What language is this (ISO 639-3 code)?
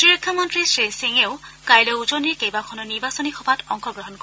asm